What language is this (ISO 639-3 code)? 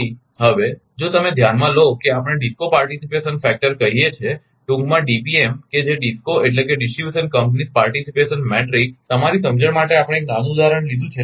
guj